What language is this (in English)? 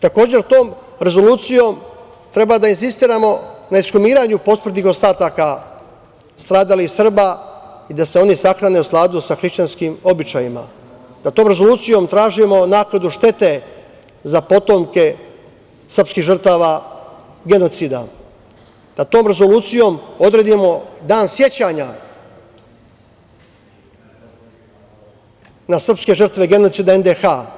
Serbian